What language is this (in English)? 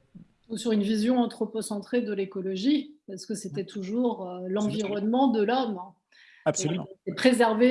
French